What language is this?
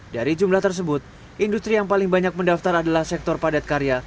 Indonesian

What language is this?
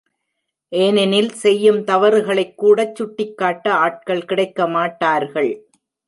Tamil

